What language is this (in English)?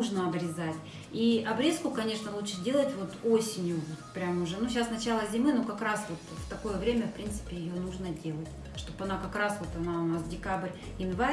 Russian